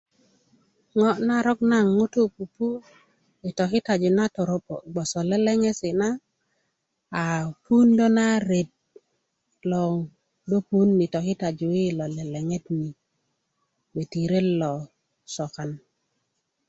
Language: Kuku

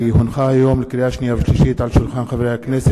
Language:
Hebrew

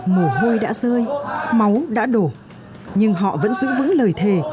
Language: Vietnamese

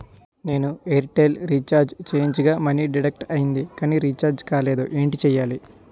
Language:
Telugu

